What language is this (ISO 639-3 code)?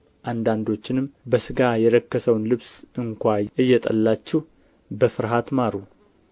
amh